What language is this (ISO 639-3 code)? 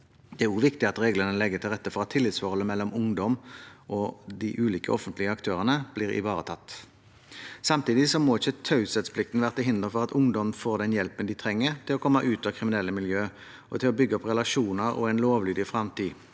nor